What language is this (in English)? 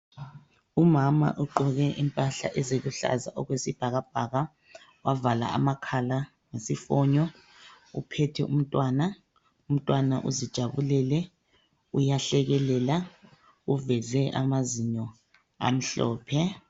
North Ndebele